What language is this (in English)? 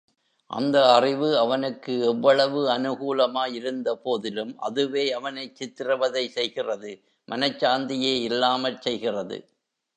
Tamil